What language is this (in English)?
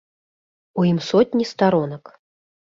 Belarusian